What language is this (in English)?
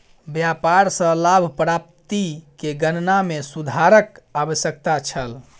Maithili